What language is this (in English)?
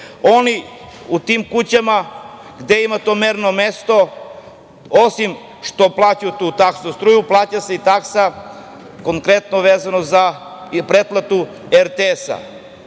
Serbian